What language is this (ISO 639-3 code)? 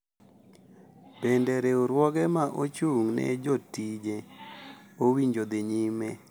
luo